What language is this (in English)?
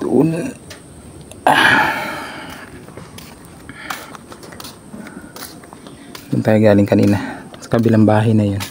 Filipino